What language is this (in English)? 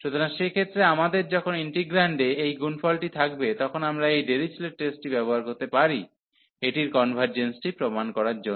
Bangla